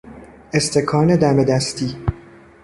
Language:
Persian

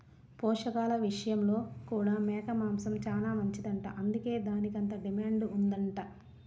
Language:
Telugu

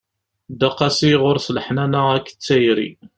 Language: Kabyle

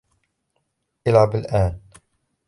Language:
Arabic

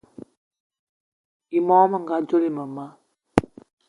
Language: Eton (Cameroon)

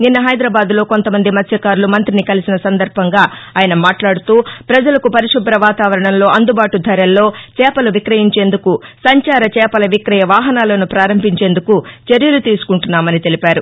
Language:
Telugu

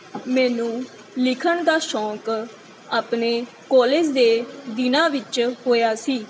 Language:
Punjabi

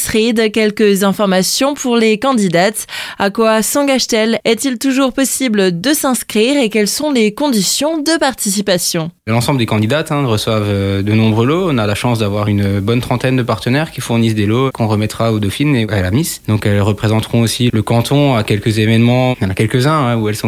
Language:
French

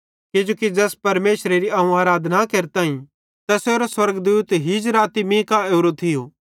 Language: Bhadrawahi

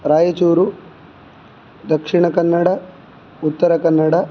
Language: Sanskrit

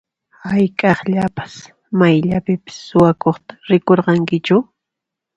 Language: Puno Quechua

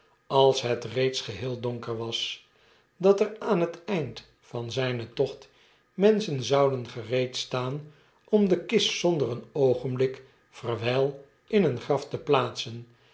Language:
Dutch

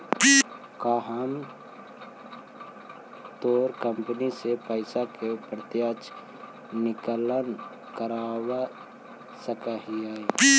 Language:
Magahi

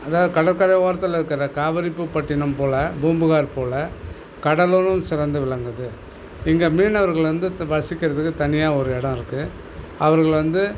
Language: Tamil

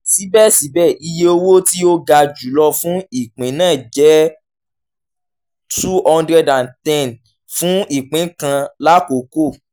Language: Yoruba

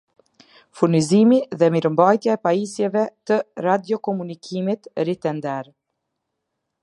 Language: Albanian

